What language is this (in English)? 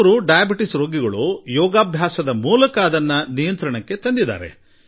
Kannada